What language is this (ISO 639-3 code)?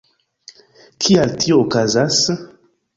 epo